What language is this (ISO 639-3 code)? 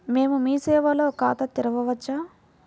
tel